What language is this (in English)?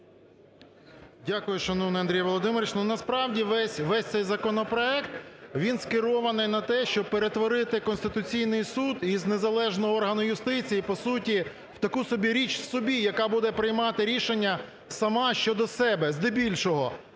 Ukrainian